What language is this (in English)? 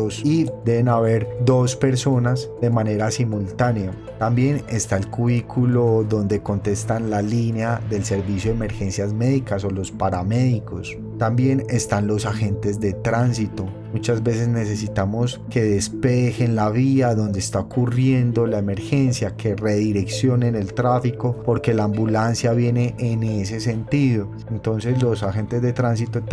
Spanish